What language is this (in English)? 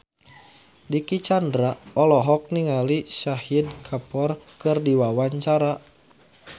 Sundanese